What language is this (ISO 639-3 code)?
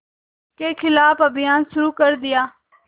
hin